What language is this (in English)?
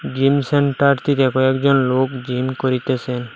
Bangla